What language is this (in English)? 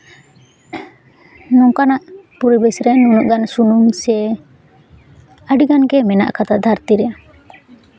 Santali